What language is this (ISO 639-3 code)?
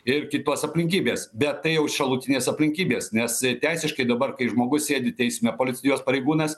lit